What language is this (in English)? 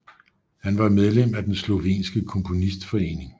Danish